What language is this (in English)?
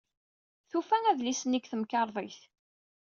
Kabyle